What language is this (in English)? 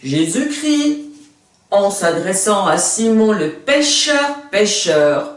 French